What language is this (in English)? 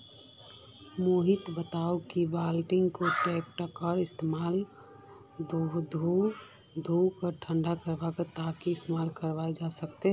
Magahi